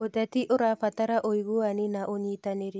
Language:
Kikuyu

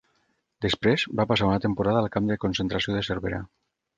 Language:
Catalan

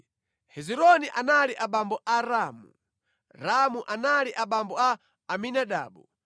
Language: Nyanja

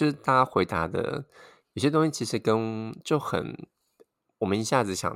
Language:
Chinese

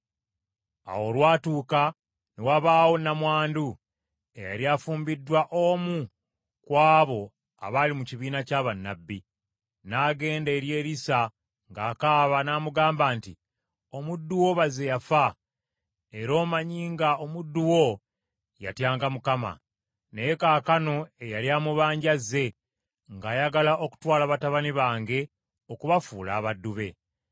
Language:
Ganda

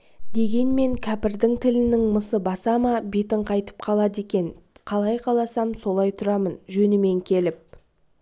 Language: Kazakh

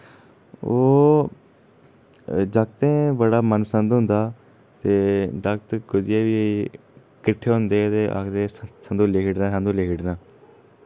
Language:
Dogri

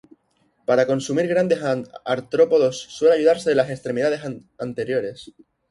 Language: Spanish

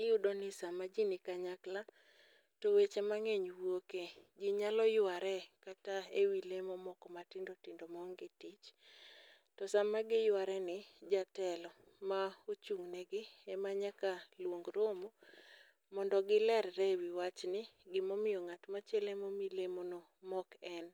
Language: Luo (Kenya and Tanzania)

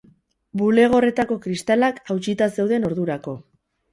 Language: Basque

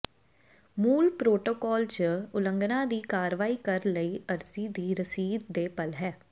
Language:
Punjabi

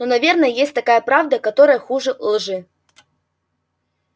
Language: Russian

